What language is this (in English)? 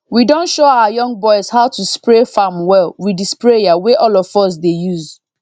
Nigerian Pidgin